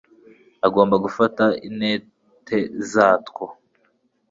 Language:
Kinyarwanda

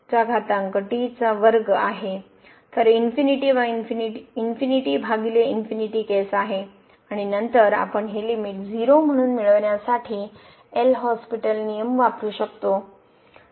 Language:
Marathi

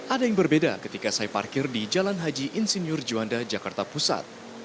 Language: Indonesian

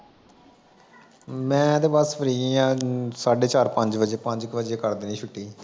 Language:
Punjabi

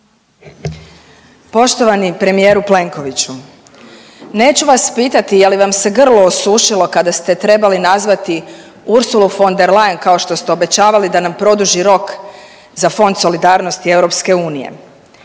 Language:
Croatian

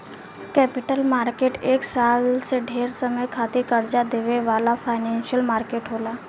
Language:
Bhojpuri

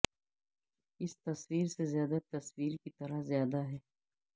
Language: Urdu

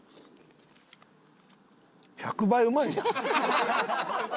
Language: Japanese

